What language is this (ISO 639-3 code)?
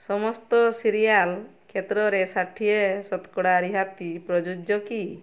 ori